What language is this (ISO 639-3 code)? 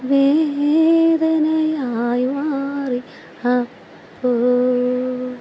mal